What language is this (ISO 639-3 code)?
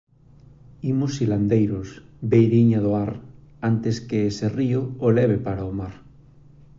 glg